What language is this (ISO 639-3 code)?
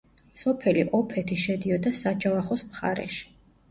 kat